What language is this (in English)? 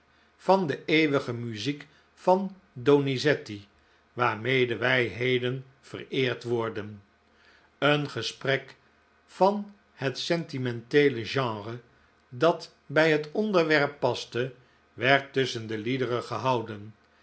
Dutch